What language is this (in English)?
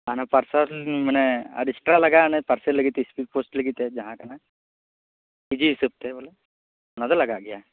Santali